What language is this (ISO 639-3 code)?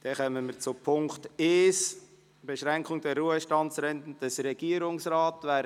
gsw